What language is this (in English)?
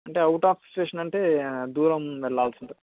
Telugu